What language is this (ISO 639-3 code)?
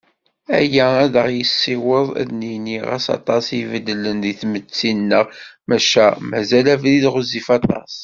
kab